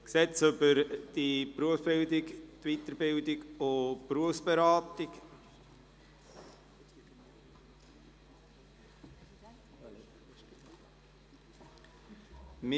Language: Swiss German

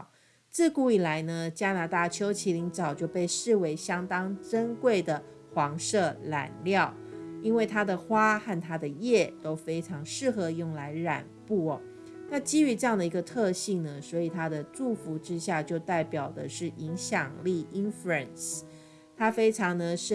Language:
Chinese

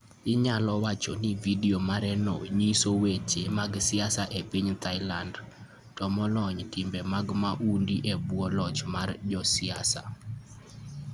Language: Luo (Kenya and Tanzania)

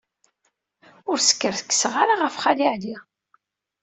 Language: Kabyle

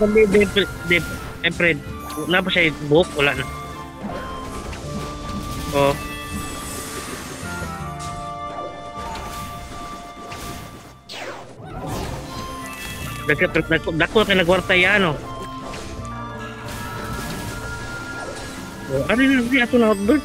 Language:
Filipino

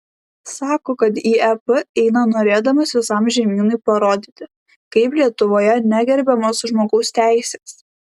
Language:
Lithuanian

